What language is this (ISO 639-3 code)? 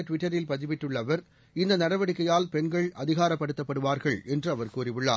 tam